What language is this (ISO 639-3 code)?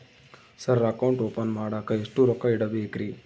kan